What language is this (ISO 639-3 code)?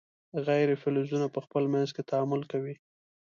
pus